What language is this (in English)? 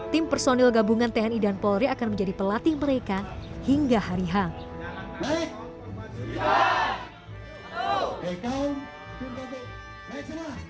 Indonesian